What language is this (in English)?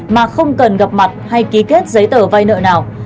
Vietnamese